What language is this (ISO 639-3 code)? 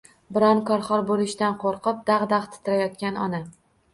uzb